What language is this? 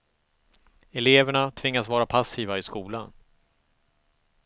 Swedish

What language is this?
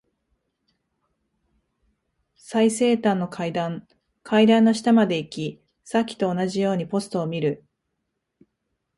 Japanese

